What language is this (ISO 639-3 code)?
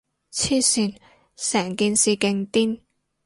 yue